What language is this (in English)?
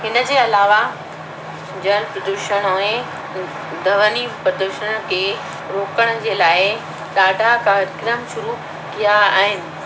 Sindhi